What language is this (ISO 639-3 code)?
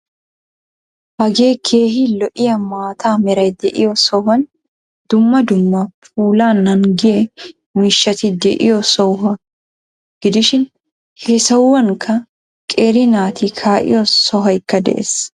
wal